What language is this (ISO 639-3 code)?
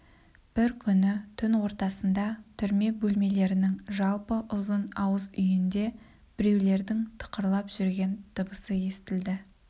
kaz